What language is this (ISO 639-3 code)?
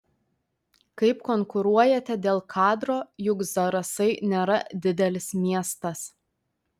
lit